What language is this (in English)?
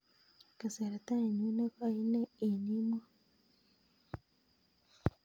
Kalenjin